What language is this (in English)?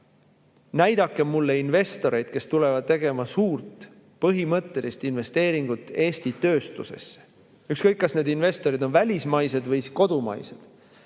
Estonian